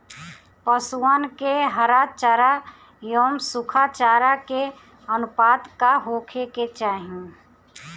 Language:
Bhojpuri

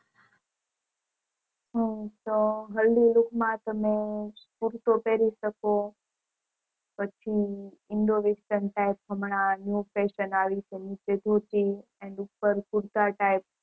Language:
Gujarati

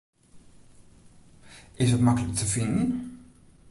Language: Western Frisian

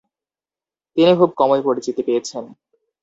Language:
Bangla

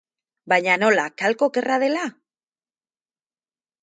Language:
Basque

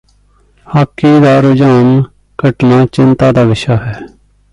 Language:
Punjabi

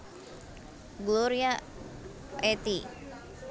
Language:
Javanese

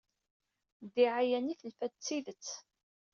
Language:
Kabyle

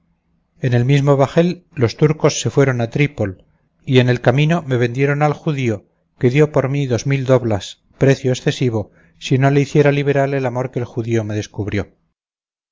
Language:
Spanish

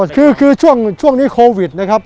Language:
Thai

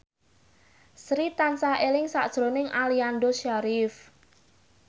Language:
Javanese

